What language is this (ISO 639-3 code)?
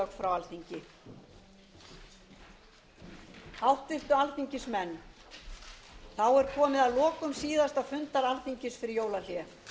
isl